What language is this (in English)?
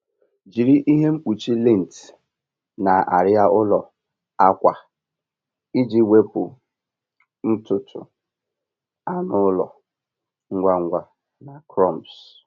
Igbo